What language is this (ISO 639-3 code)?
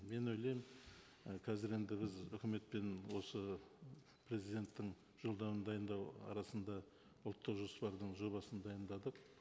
kaz